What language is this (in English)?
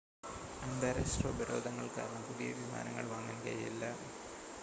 Malayalam